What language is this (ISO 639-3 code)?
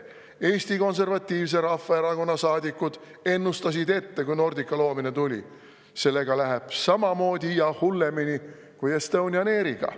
est